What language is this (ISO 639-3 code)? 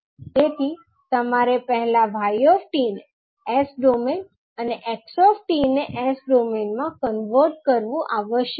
guj